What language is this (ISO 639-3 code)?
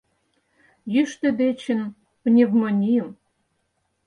chm